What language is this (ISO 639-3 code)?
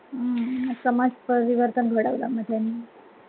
mar